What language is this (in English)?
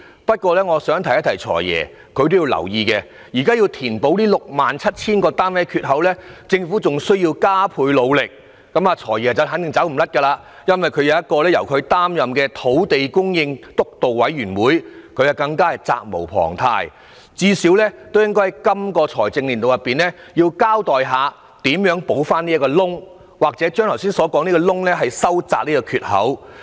Cantonese